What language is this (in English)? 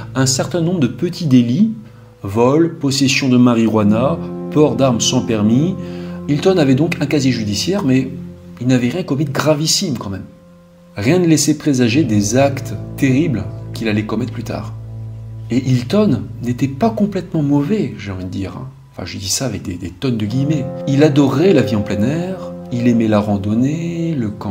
French